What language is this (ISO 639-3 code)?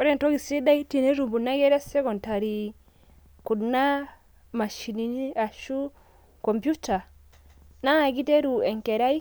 mas